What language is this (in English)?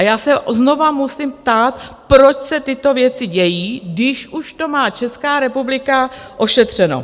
Czech